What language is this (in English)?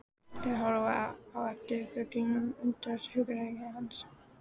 Icelandic